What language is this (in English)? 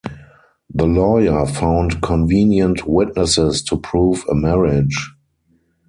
English